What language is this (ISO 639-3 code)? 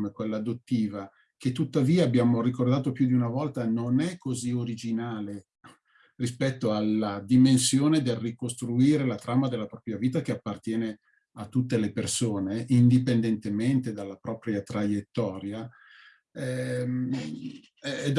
ita